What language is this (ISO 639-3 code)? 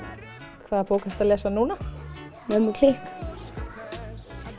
isl